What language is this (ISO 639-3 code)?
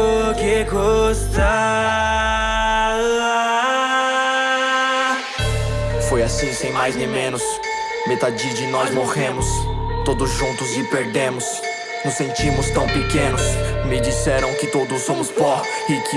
por